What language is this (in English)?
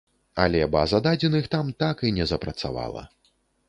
Belarusian